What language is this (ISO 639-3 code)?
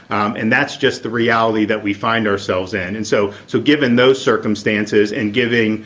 eng